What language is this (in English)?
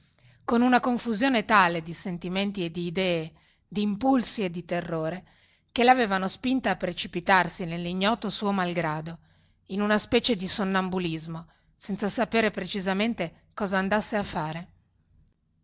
Italian